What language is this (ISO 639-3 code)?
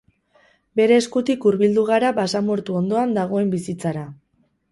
eus